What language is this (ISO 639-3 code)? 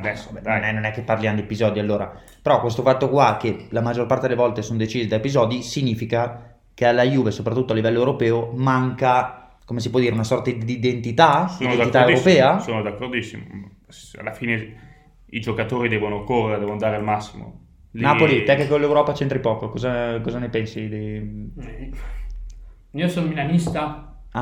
ita